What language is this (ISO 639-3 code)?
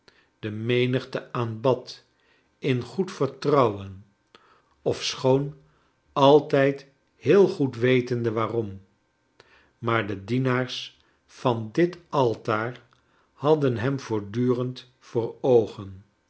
nld